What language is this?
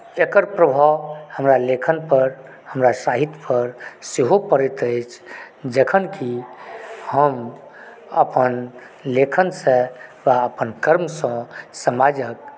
Maithili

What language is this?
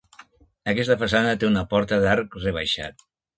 Catalan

